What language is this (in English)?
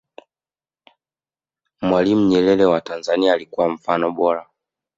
Swahili